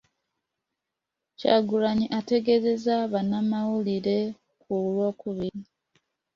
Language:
Ganda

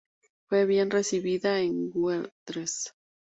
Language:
Spanish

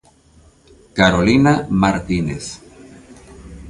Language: Galician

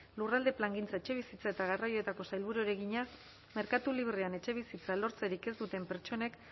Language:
Basque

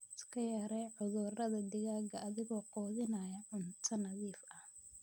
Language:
Somali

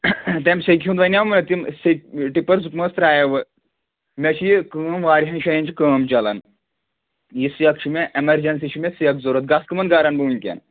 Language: Kashmiri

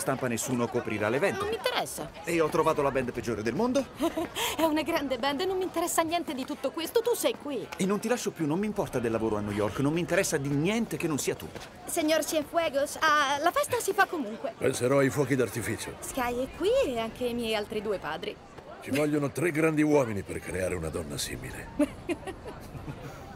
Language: Italian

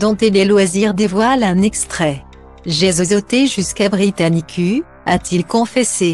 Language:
French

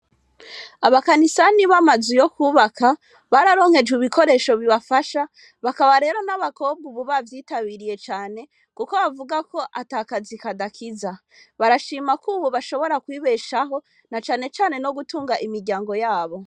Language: Rundi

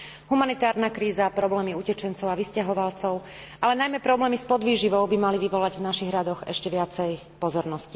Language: Slovak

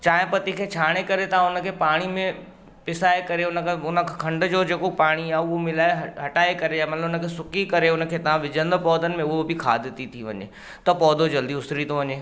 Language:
Sindhi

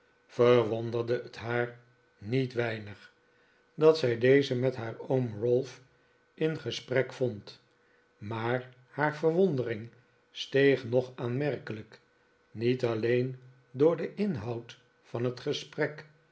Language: Dutch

